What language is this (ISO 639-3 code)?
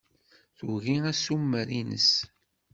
kab